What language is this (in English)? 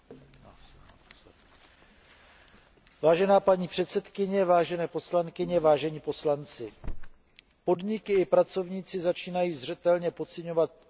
Czech